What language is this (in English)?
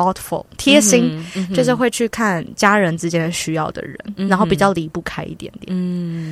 Chinese